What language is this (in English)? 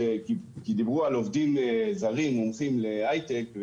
Hebrew